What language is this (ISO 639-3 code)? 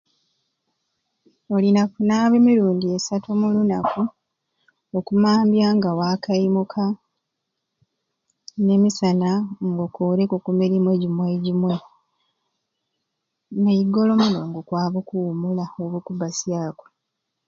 ruc